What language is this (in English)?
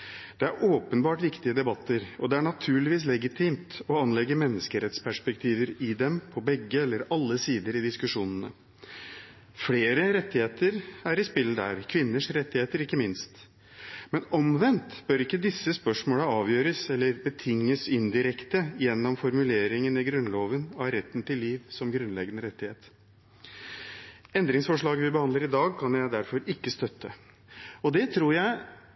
Norwegian Bokmål